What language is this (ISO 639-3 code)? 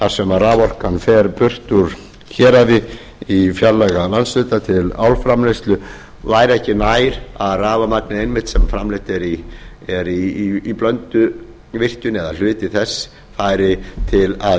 isl